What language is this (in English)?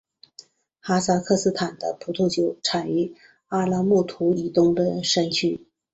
Chinese